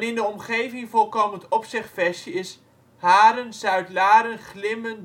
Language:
Dutch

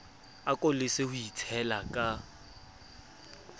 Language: Southern Sotho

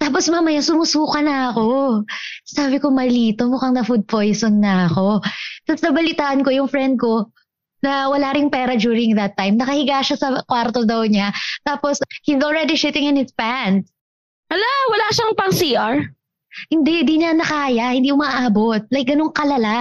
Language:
Filipino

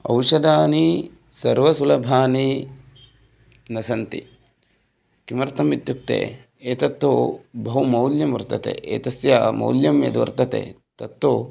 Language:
Sanskrit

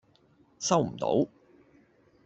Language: Cantonese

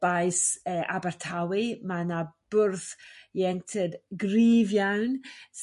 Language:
Welsh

